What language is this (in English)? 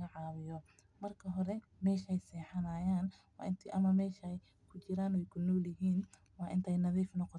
Somali